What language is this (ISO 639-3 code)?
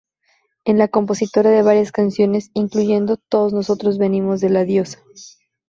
spa